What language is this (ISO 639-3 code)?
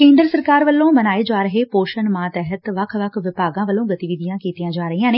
pan